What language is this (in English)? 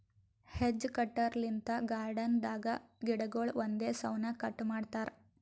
Kannada